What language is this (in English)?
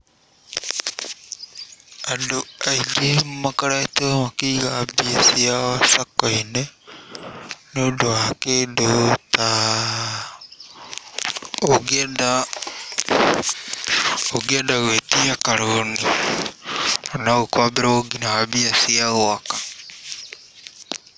Kikuyu